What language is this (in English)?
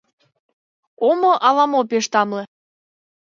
Mari